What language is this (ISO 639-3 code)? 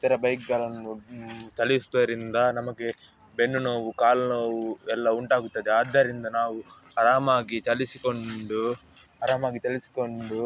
kan